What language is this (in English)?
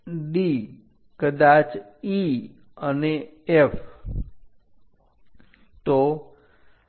Gujarati